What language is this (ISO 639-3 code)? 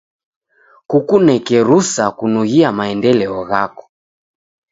dav